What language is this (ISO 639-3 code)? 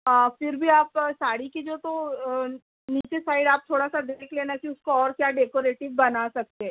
urd